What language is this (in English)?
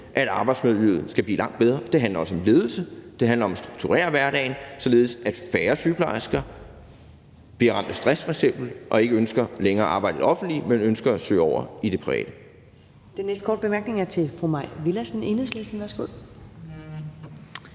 Danish